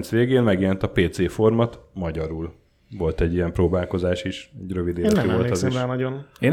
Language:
Hungarian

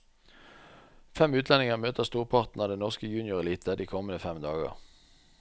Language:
Norwegian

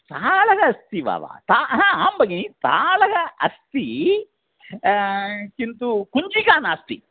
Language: Sanskrit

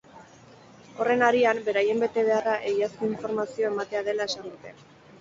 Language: Basque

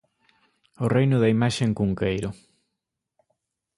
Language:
Galician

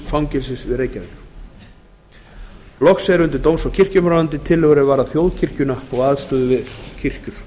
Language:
Icelandic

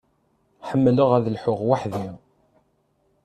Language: Kabyle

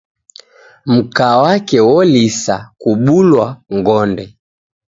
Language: Taita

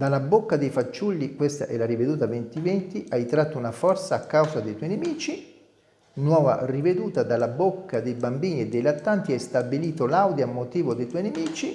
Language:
Italian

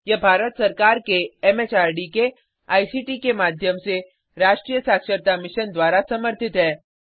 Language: Hindi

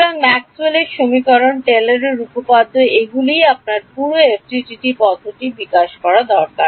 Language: Bangla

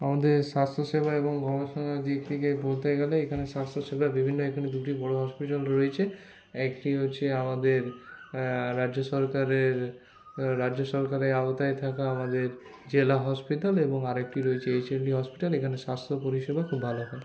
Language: Bangla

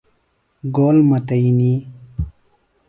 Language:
Phalura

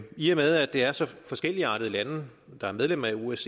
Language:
Danish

